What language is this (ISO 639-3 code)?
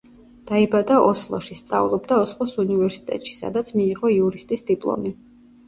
kat